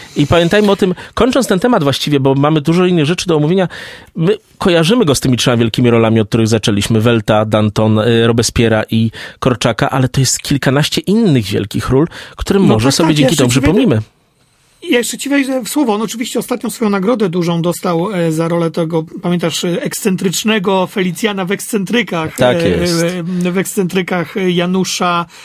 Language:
Polish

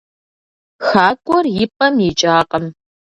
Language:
Kabardian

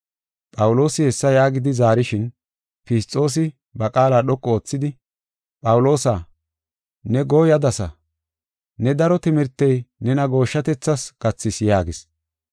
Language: Gofa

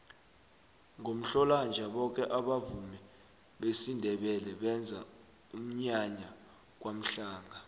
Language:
South Ndebele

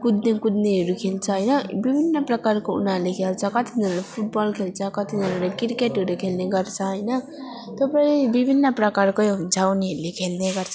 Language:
Nepali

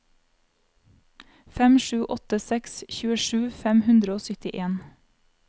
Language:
Norwegian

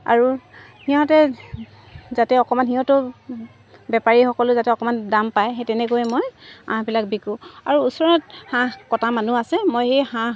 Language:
Assamese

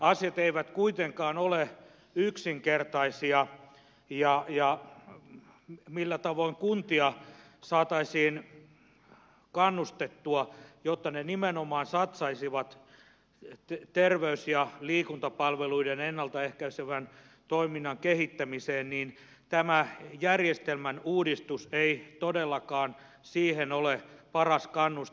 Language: Finnish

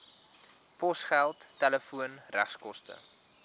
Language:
Afrikaans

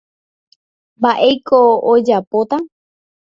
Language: Guarani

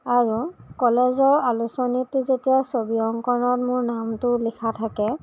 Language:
Assamese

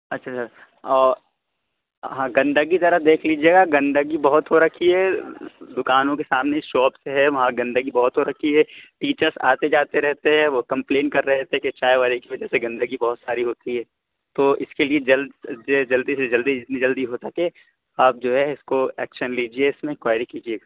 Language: Urdu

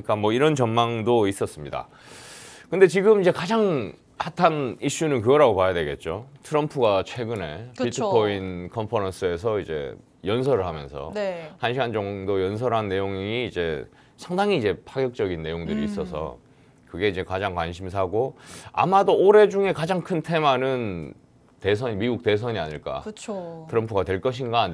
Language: Korean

